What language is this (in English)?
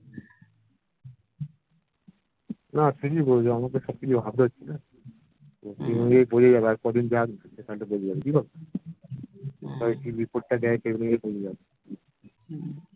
Bangla